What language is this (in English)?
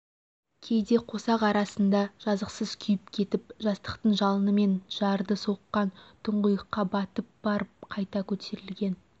Kazakh